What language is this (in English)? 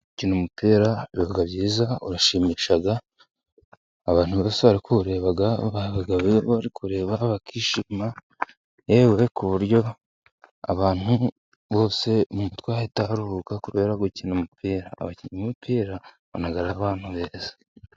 Kinyarwanda